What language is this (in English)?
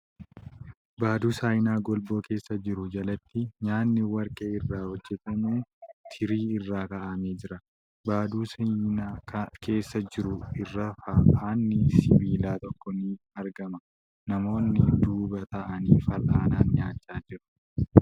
Oromo